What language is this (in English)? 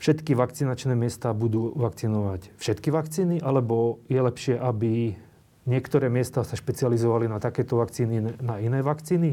Slovak